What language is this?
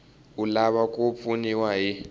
Tsonga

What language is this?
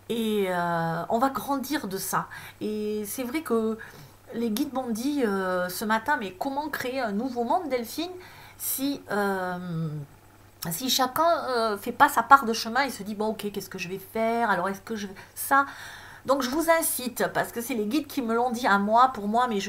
French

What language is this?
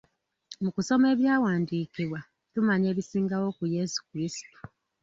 Ganda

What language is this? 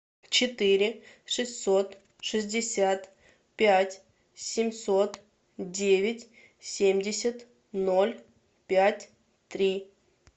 Russian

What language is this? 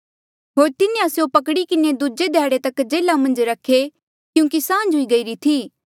Mandeali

